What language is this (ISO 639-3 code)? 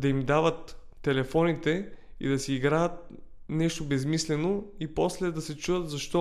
bul